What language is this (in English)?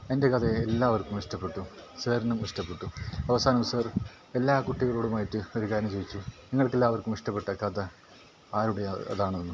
Malayalam